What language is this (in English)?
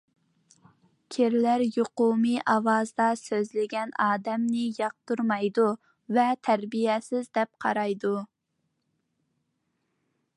Uyghur